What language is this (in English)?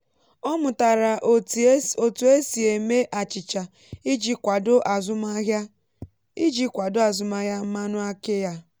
Igbo